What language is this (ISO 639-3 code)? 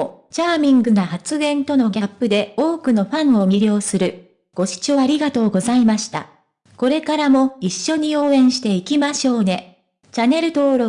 jpn